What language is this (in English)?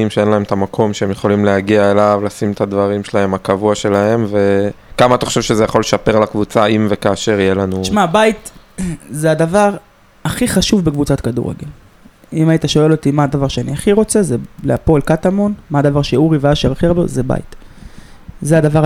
Hebrew